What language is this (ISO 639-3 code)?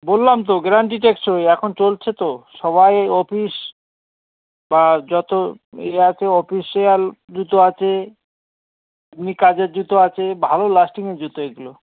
ben